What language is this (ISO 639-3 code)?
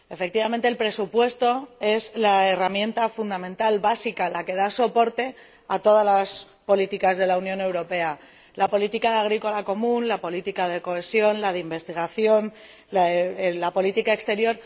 spa